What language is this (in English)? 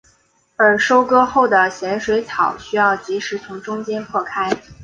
Chinese